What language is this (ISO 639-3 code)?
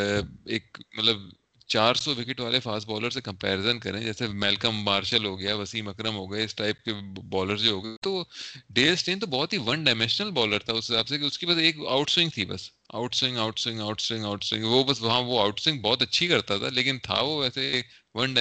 urd